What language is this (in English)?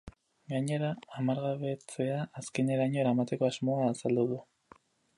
Basque